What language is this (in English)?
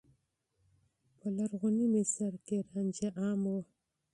Pashto